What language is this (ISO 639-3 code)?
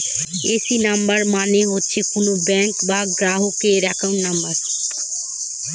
ben